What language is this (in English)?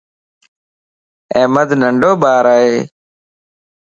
Lasi